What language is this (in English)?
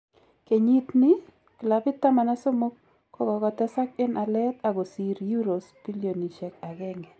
Kalenjin